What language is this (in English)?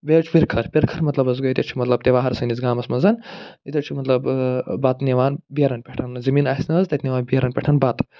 Kashmiri